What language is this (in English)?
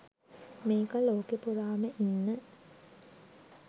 Sinhala